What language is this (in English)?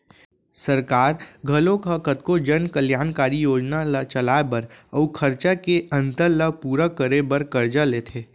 Chhattisgarhi